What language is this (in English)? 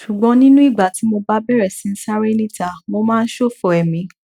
Yoruba